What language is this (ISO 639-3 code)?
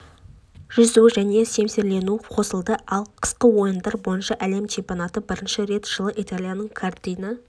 kaz